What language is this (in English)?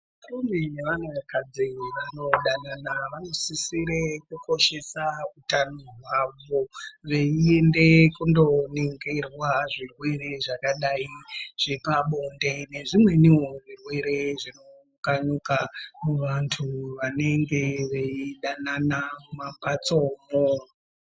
Ndau